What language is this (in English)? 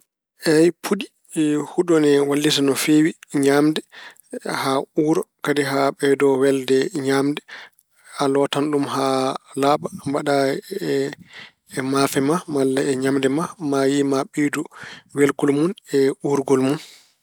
Fula